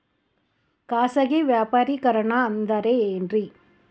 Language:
Kannada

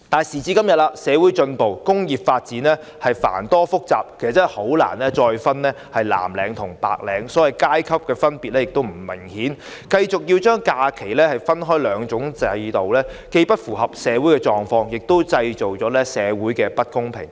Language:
Cantonese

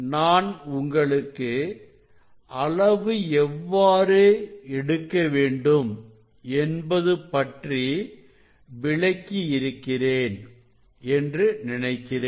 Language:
Tamil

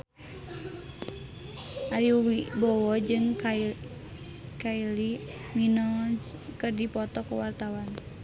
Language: Sundanese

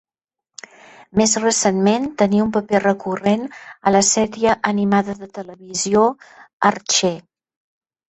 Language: Catalan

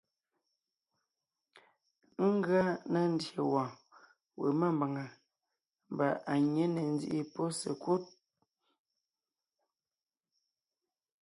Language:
Ngiemboon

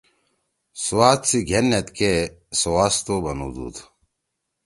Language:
Torwali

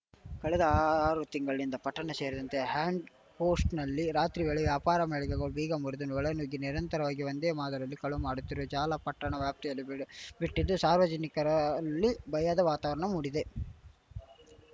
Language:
Kannada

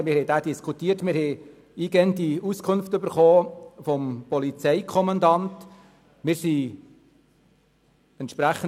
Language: Swiss German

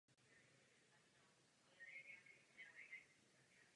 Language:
Czech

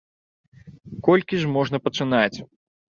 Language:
Belarusian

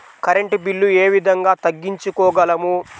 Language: Telugu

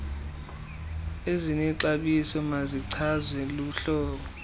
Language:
Xhosa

